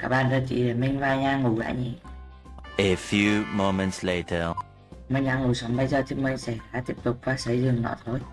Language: Vietnamese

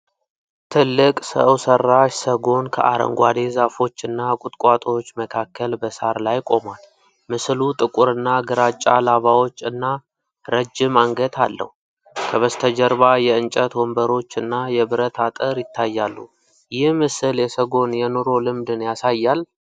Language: Amharic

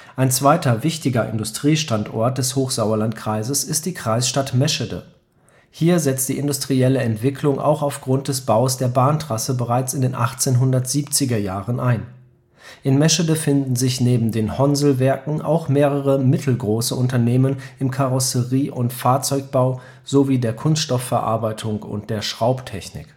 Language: German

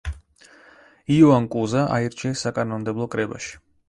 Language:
Georgian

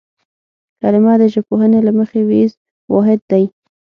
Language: Pashto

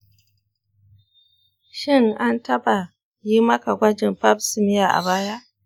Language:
Hausa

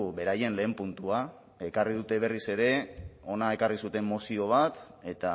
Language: Basque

